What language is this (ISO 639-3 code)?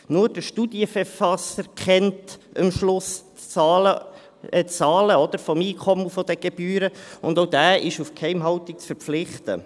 gsw